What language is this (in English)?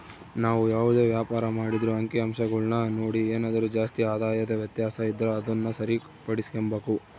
Kannada